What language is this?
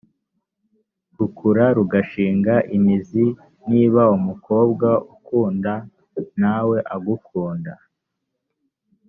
Kinyarwanda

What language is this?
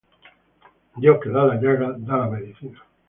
Spanish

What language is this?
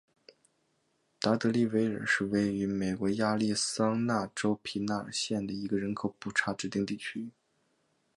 Chinese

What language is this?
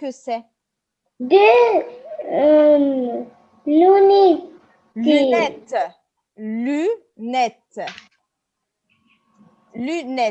French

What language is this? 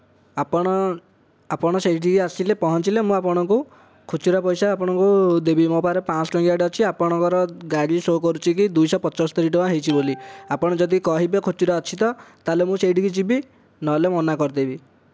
Odia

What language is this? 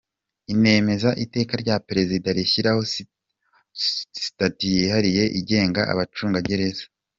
Kinyarwanda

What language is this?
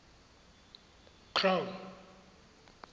Tswana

